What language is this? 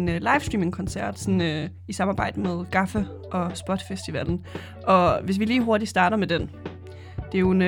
Danish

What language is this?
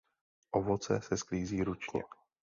Czech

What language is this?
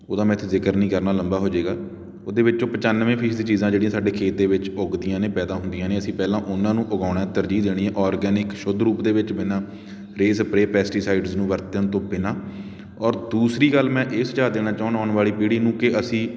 Punjabi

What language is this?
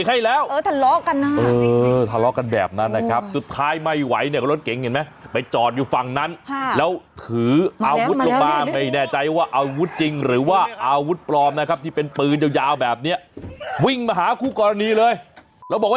Thai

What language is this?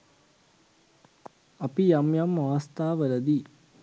Sinhala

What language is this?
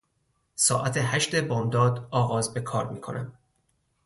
Persian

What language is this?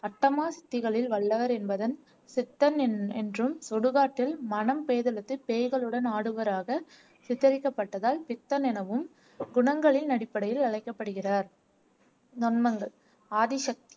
Tamil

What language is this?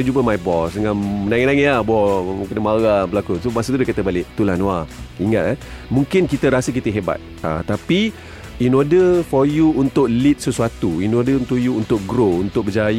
Malay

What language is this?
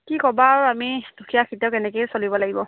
Assamese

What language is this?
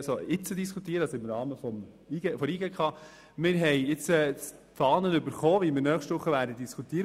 Swiss German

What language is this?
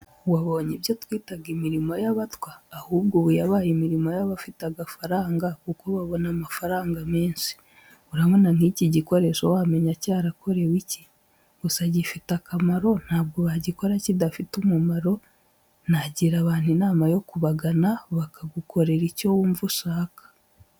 Kinyarwanda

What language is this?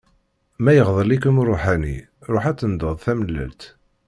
Kabyle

